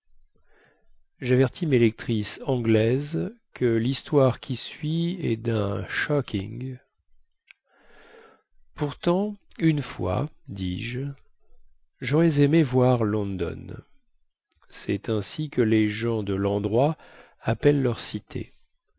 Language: French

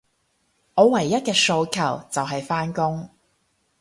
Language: Cantonese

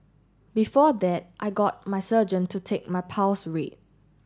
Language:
English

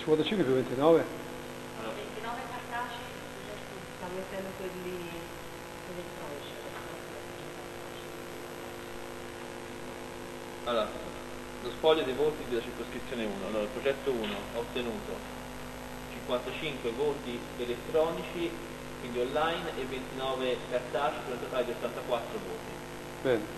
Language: Italian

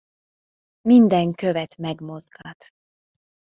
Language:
Hungarian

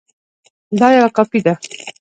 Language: Pashto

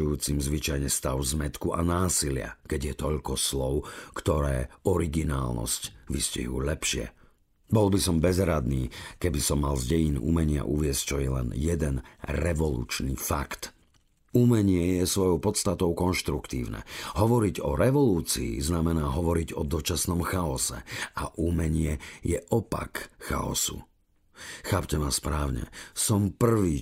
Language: Slovak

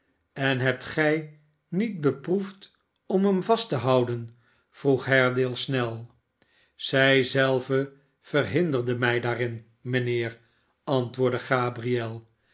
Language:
Dutch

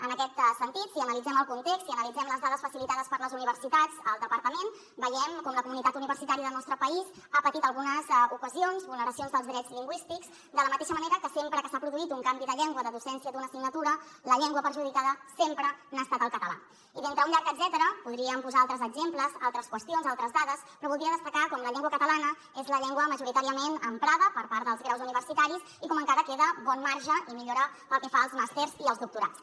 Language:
Catalan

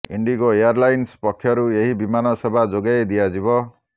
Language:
Odia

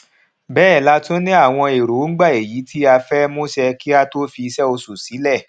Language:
Yoruba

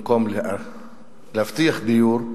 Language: Hebrew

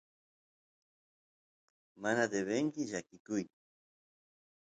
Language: Santiago del Estero Quichua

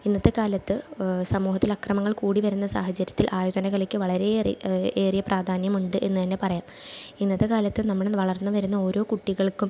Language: Malayalam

